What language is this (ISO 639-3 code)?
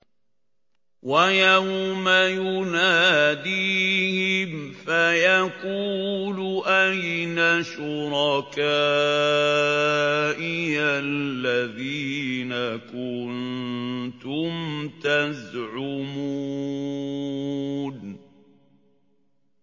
ara